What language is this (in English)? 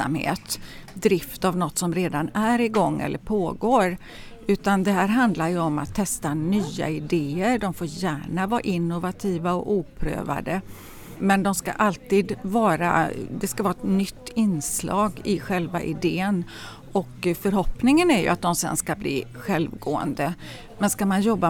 Swedish